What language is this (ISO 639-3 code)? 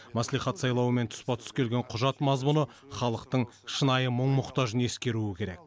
kaz